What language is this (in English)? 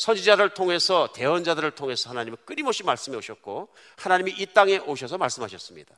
Korean